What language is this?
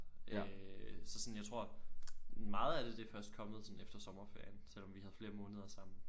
Danish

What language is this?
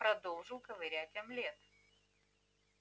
Russian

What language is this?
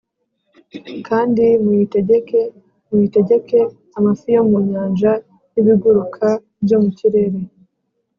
Kinyarwanda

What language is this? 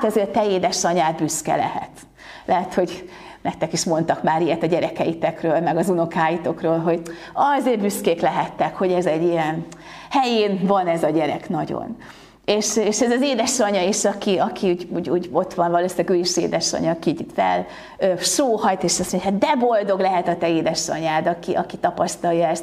Hungarian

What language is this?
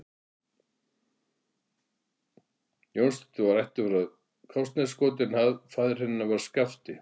Icelandic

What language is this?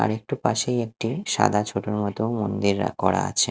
Bangla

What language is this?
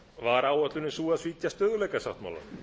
Icelandic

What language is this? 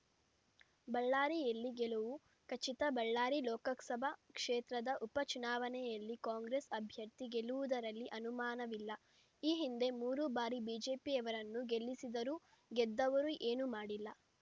Kannada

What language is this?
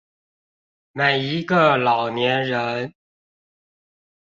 Chinese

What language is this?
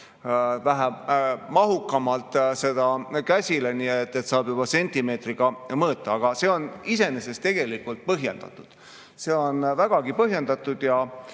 Estonian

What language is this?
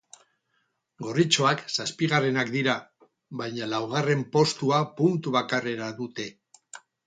Basque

